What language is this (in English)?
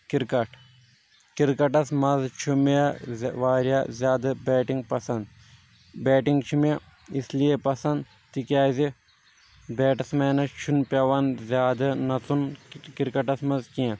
Kashmiri